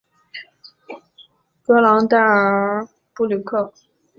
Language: Chinese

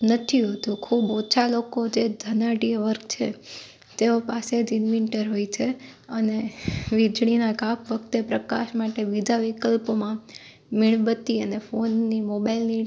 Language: Gujarati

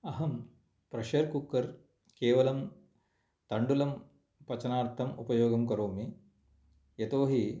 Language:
Sanskrit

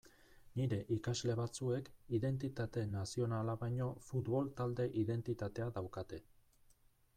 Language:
Basque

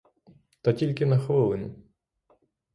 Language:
Ukrainian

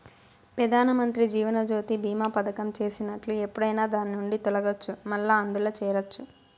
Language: Telugu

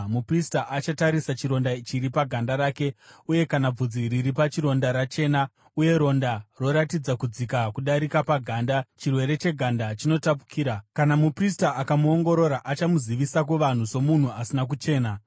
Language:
Shona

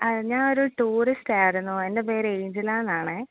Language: Malayalam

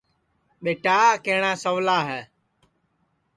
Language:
Sansi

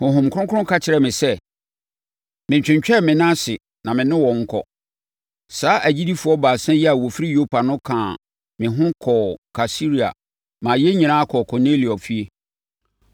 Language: Akan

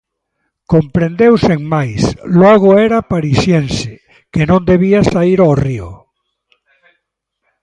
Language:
Galician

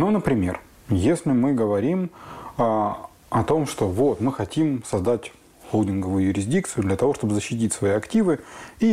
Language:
Russian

